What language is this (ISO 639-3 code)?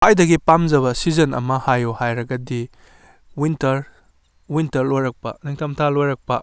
mni